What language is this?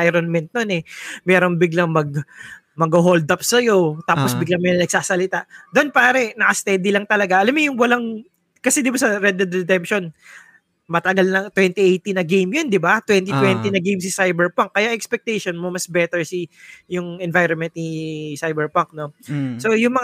Filipino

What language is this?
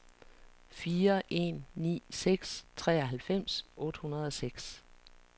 Danish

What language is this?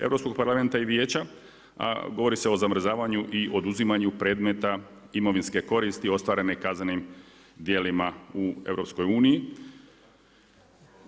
Croatian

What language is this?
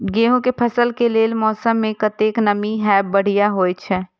Maithili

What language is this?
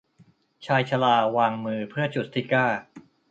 Thai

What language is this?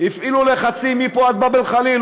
Hebrew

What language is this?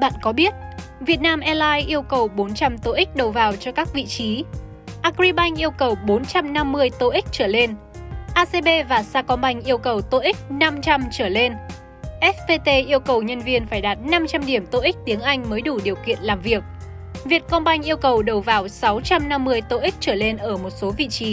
Vietnamese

